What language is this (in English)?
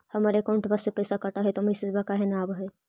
Magahi